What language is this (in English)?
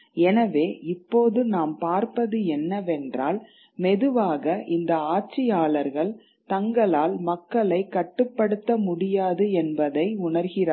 Tamil